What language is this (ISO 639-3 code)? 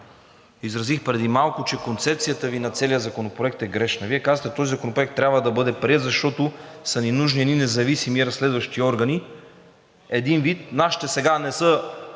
bul